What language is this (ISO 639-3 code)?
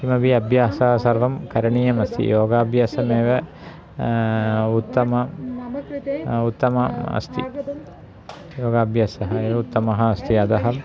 san